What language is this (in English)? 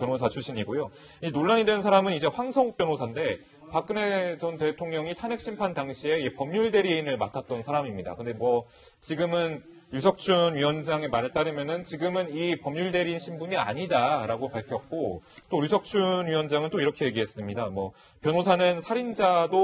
Korean